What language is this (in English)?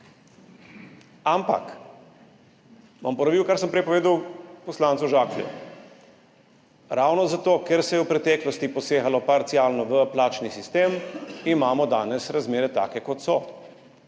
Slovenian